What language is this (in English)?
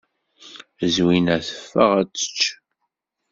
Kabyle